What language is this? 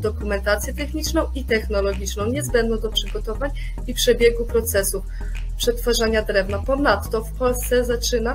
Polish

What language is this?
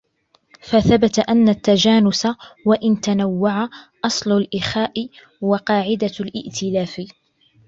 Arabic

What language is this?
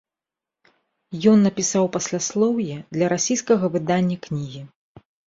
Belarusian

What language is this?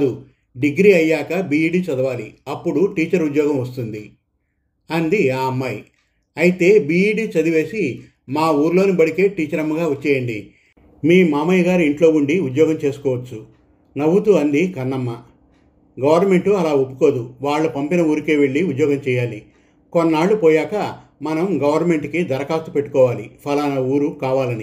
Telugu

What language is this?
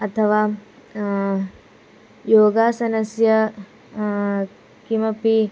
Sanskrit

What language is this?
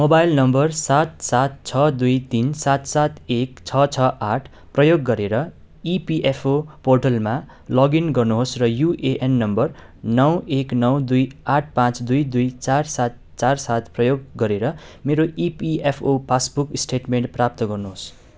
Nepali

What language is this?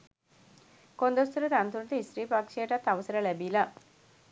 Sinhala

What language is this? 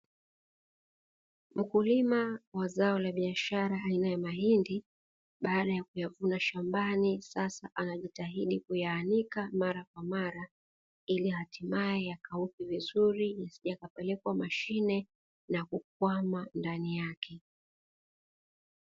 Swahili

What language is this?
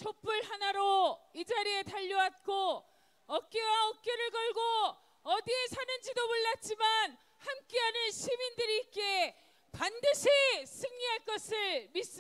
Korean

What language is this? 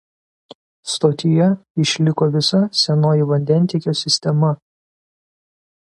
Lithuanian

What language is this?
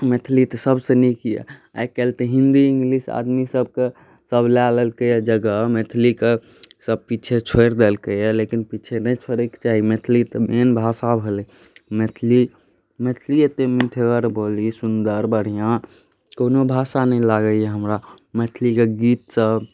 Maithili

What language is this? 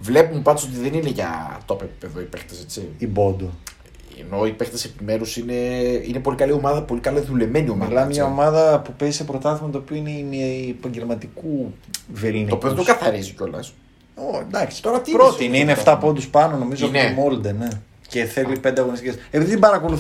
Greek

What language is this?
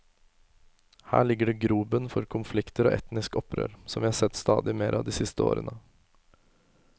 Norwegian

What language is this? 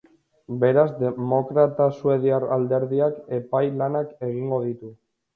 Basque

